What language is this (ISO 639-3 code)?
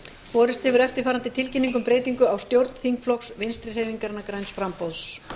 isl